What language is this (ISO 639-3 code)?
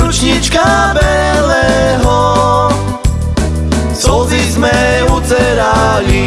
slk